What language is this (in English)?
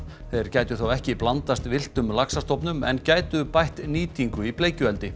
Icelandic